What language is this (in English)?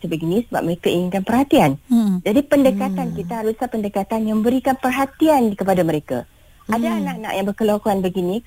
Malay